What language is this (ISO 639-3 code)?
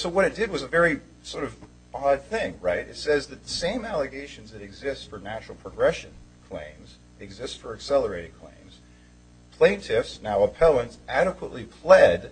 eng